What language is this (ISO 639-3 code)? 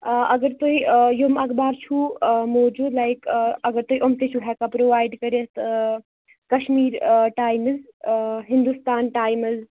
kas